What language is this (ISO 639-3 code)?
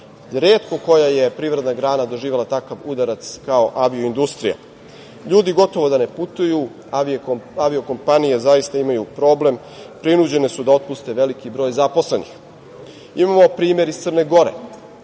srp